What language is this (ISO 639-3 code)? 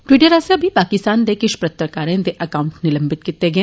doi